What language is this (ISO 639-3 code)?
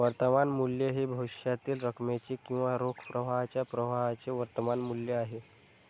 mar